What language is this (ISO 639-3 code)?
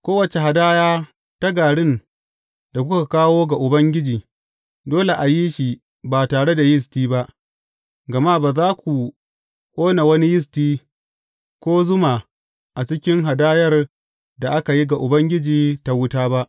hau